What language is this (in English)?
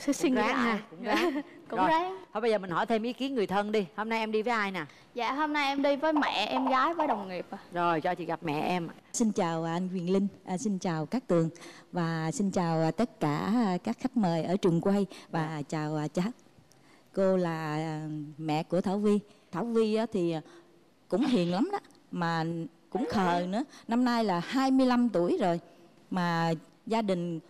Vietnamese